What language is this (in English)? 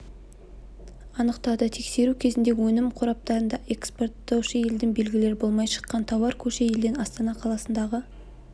Kazakh